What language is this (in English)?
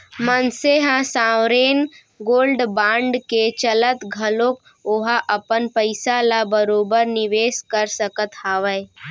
Chhattisgarhi